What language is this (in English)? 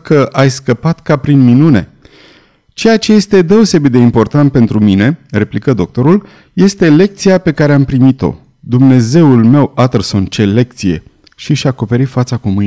Romanian